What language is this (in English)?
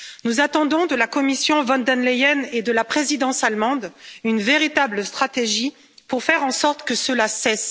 French